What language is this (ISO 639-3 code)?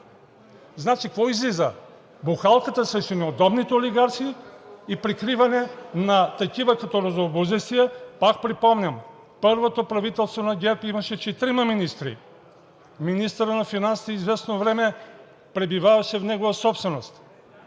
bul